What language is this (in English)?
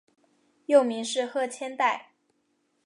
Chinese